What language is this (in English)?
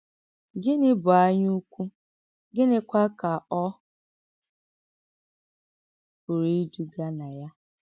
Igbo